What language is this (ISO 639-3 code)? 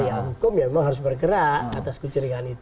ind